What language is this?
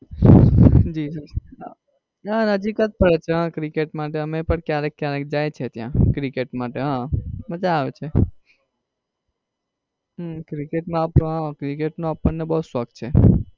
Gujarati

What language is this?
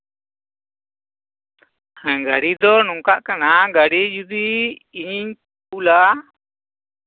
Santali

